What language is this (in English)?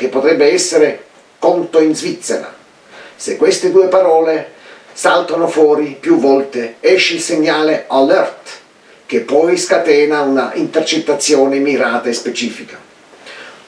Italian